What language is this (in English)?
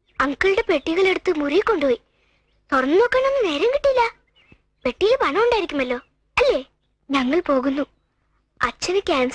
Malayalam